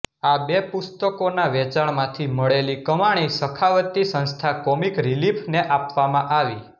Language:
Gujarati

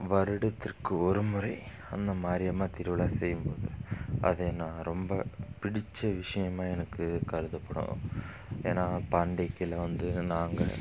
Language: Tamil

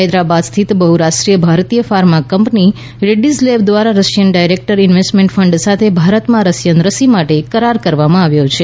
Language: Gujarati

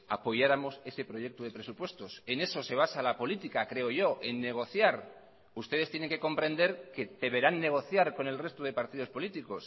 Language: Spanish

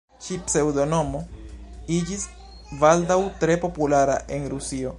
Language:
Esperanto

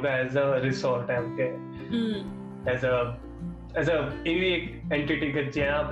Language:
Gujarati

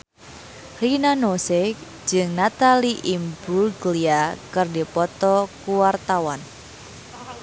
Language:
Sundanese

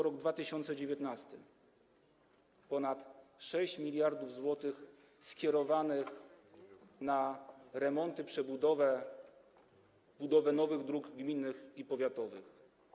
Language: Polish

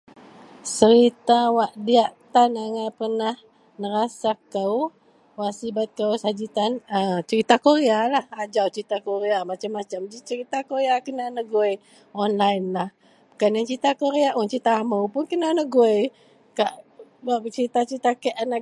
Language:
Central Melanau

